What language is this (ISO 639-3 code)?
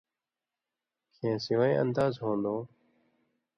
mvy